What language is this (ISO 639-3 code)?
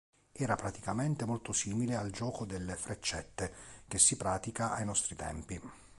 ita